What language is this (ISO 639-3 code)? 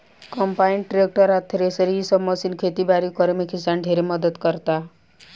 bho